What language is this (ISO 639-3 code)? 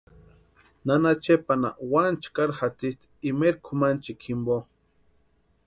pua